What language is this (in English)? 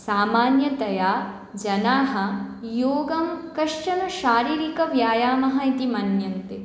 Sanskrit